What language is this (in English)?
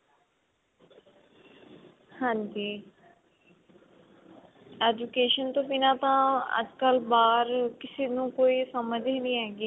Punjabi